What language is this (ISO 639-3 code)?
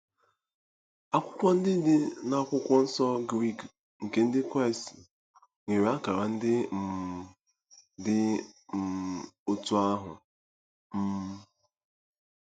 ibo